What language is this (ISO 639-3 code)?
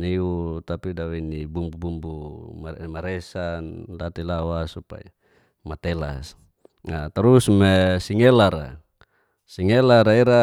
ges